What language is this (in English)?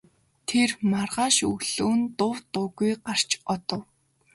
Mongolian